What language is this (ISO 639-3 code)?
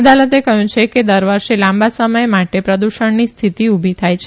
guj